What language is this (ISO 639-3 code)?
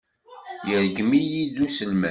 kab